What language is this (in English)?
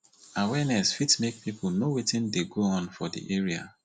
Nigerian Pidgin